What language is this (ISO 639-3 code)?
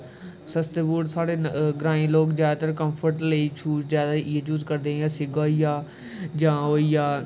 doi